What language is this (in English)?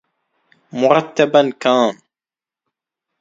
Arabic